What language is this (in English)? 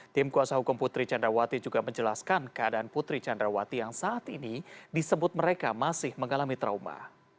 Indonesian